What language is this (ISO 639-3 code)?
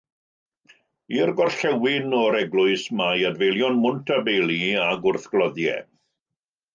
cym